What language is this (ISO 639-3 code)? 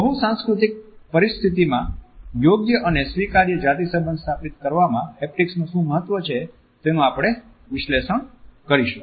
guj